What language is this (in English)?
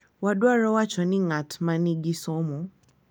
Luo (Kenya and Tanzania)